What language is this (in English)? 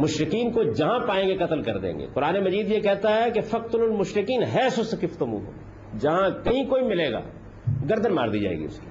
Urdu